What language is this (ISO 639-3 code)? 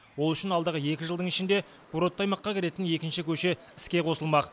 kaz